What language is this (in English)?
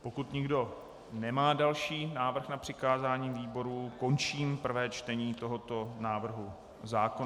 Czech